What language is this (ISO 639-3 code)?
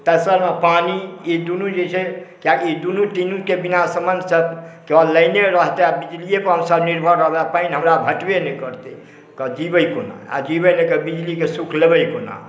mai